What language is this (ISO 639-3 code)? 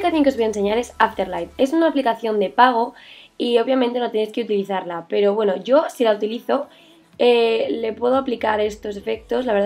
spa